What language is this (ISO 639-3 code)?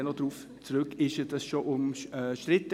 gsw